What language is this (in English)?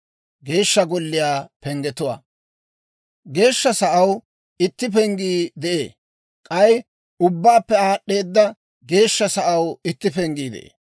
Dawro